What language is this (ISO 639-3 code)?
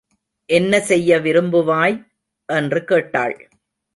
tam